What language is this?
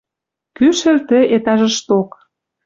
Western Mari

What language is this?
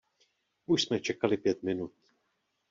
Czech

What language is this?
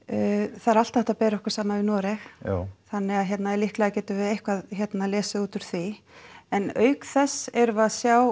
Icelandic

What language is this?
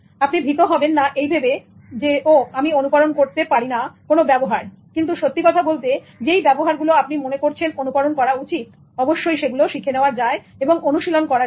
Bangla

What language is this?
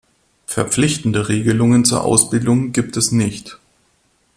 German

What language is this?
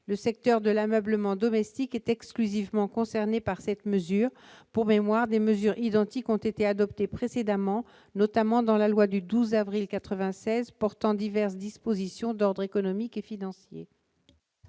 French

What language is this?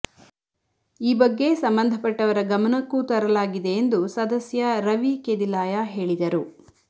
Kannada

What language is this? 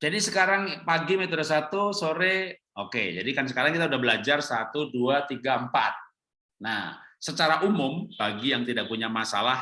Indonesian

